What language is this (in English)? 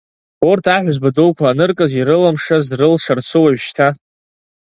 Abkhazian